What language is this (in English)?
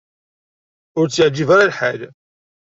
Kabyle